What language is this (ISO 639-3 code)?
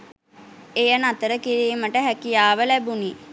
sin